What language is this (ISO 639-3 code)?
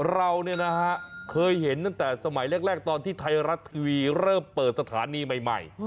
tha